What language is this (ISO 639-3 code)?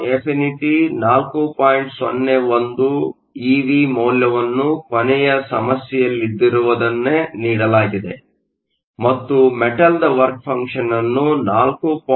kan